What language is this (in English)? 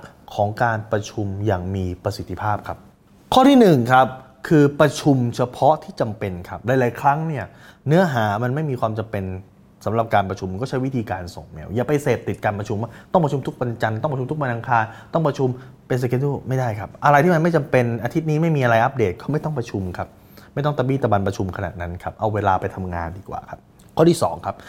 Thai